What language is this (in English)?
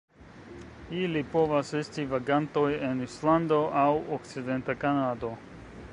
Esperanto